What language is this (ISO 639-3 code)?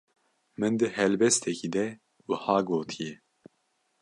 kur